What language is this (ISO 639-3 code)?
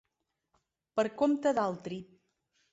cat